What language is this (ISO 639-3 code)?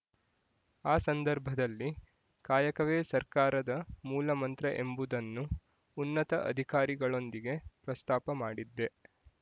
kan